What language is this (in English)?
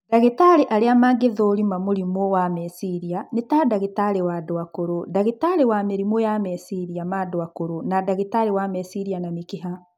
Kikuyu